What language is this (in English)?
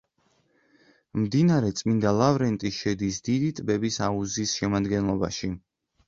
Georgian